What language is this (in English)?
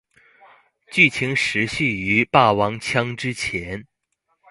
Chinese